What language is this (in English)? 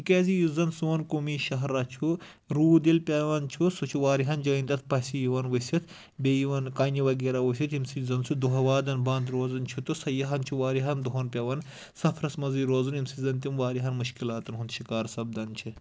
Kashmiri